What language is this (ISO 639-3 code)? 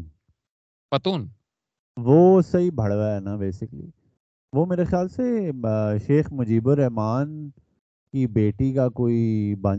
urd